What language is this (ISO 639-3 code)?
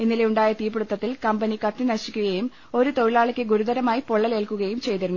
mal